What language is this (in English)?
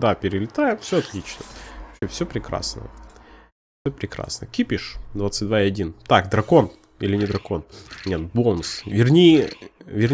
Russian